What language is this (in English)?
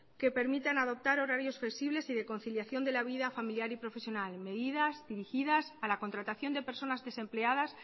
Spanish